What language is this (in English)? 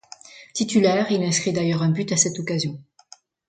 French